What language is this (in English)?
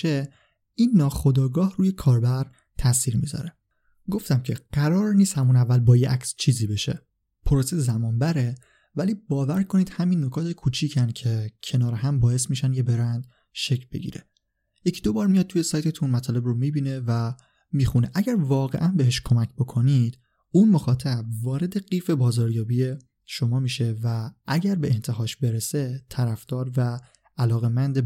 Persian